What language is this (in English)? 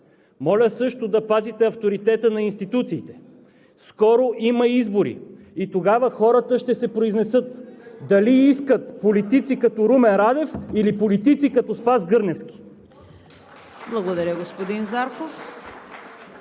Bulgarian